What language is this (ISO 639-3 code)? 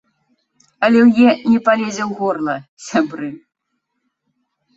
bel